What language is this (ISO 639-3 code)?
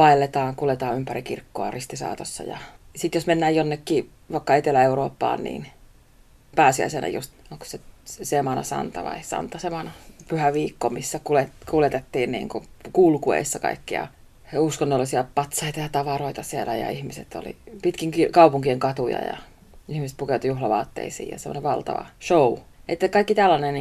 fin